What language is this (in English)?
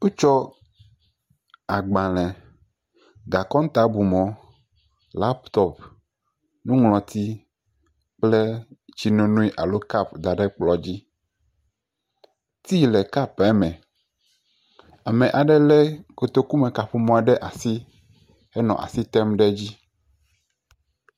Ewe